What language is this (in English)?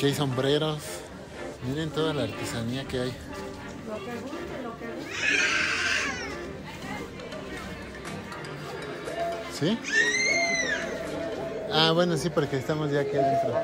Spanish